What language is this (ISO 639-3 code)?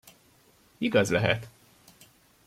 hun